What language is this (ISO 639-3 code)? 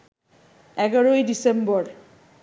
ben